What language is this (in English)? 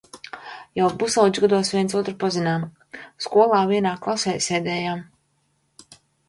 Latvian